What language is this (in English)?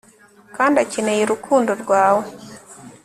Kinyarwanda